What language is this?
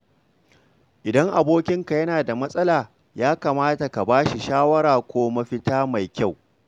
Hausa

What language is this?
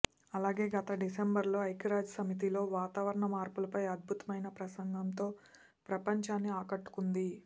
Telugu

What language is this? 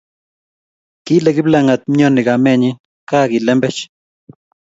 Kalenjin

